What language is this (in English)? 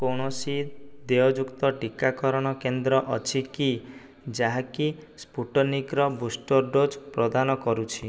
Odia